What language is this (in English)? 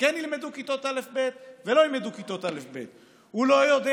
Hebrew